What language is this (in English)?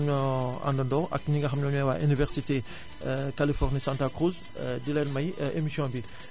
Wolof